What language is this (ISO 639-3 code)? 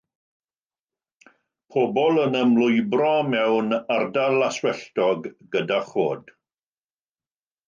cym